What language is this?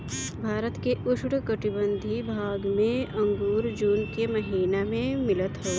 Bhojpuri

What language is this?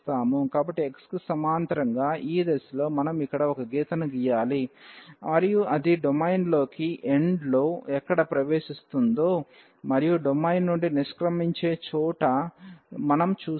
Telugu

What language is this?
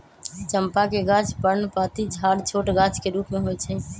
Magahi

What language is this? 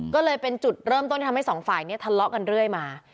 Thai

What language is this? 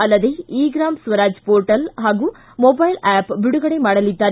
Kannada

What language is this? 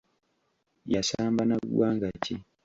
Ganda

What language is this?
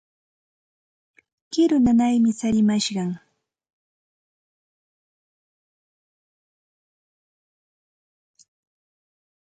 Santa Ana de Tusi Pasco Quechua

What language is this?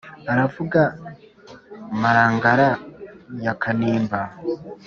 Kinyarwanda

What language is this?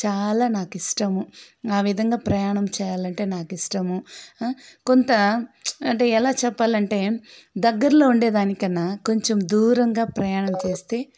Telugu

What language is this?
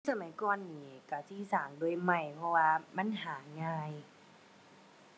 Thai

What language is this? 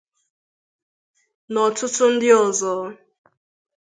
Igbo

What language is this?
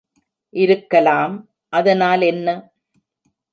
Tamil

